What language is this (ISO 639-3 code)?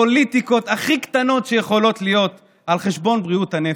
heb